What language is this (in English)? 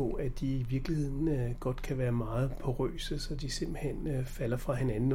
Danish